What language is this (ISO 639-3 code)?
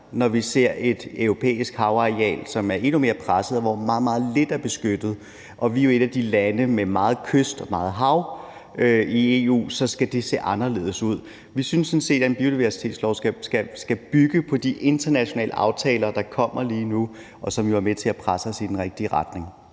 dan